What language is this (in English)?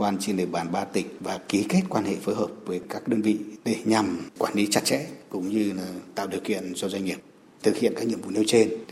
Vietnamese